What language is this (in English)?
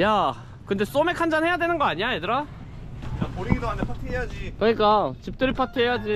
Korean